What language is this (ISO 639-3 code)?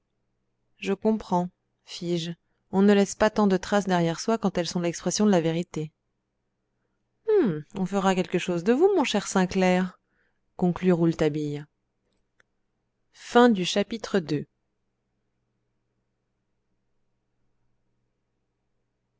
fra